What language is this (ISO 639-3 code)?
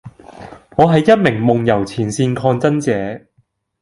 yue